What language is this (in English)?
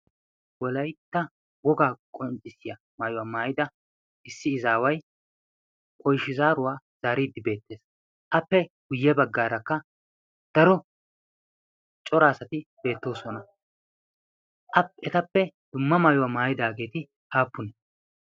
Wolaytta